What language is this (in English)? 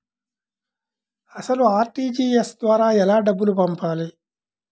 Telugu